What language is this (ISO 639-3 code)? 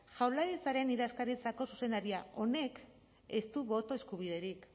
eus